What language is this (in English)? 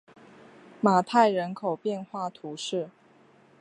Chinese